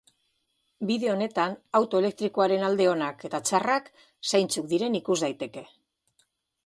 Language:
Basque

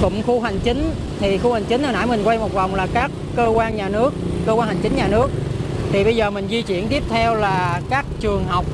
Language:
Vietnamese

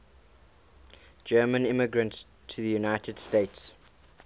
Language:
English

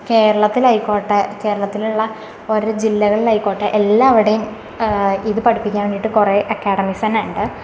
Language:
Malayalam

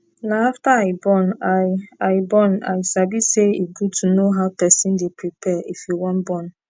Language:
Nigerian Pidgin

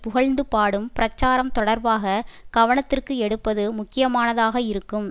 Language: Tamil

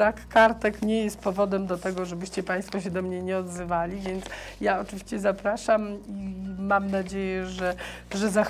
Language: Polish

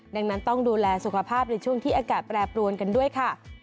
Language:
Thai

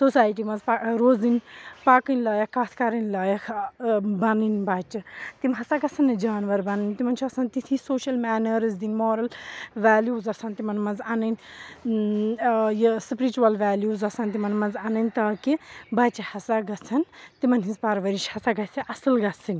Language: Kashmiri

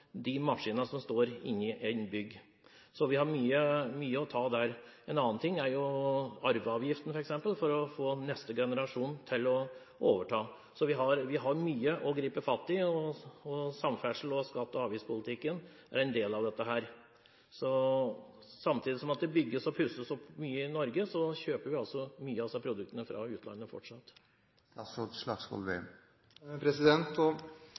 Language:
Norwegian Bokmål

